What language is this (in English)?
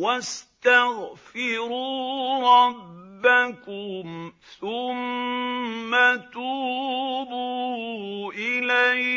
Arabic